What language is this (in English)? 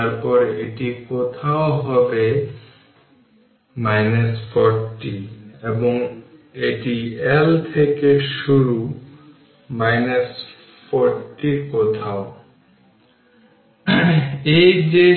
Bangla